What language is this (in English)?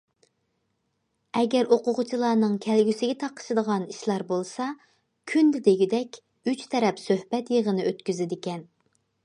Uyghur